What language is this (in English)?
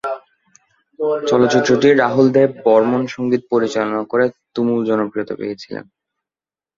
Bangla